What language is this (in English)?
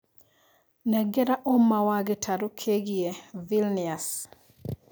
Kikuyu